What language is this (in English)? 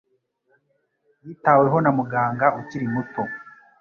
Kinyarwanda